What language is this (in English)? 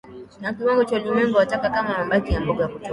Swahili